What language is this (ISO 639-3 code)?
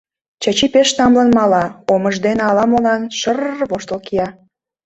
chm